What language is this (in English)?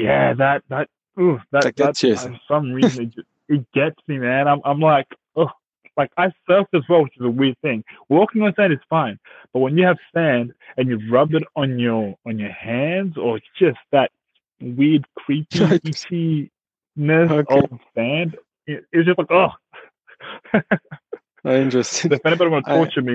English